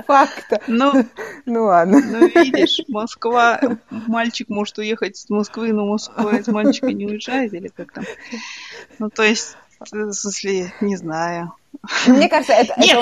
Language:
Russian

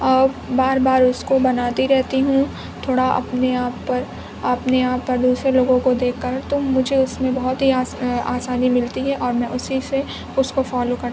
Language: Urdu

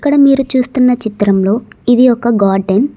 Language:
Telugu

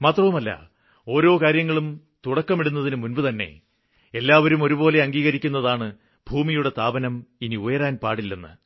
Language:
Malayalam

